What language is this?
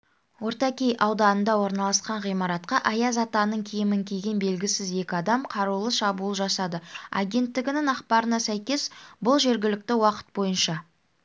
Kazakh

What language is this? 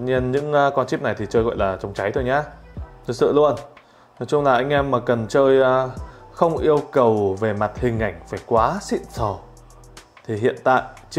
Vietnamese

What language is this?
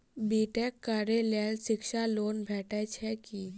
Maithili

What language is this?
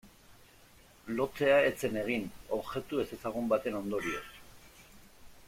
Basque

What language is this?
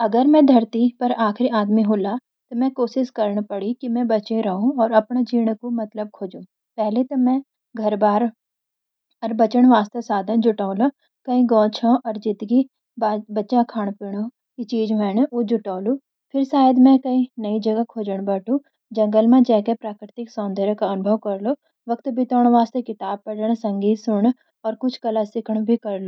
Garhwali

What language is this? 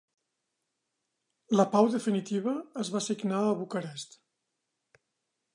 Catalan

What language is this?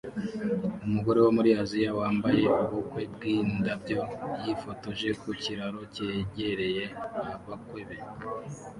Kinyarwanda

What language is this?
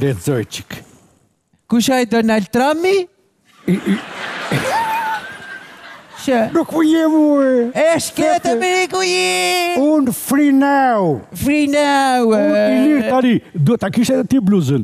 Romanian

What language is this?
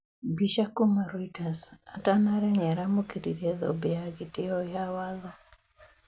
Kikuyu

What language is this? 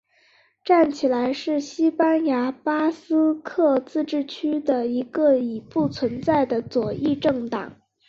Chinese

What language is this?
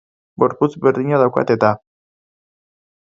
Basque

